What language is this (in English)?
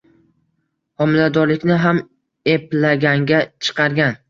Uzbek